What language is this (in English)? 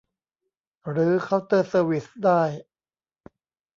Thai